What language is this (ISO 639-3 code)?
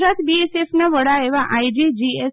guj